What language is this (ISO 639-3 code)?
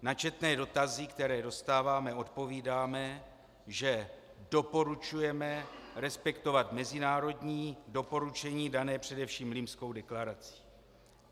ces